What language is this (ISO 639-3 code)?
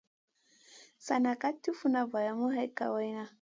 mcn